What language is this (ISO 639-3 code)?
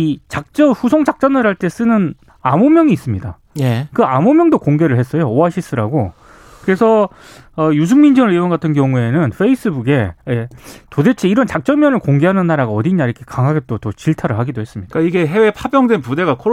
kor